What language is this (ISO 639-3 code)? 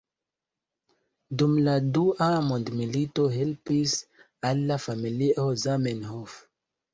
epo